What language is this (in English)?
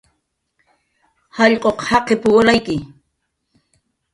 Jaqaru